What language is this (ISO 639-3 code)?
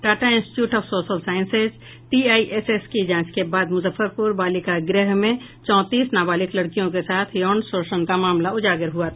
hin